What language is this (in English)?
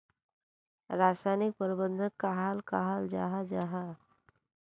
Magahi